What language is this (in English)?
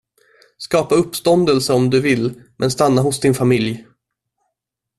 Swedish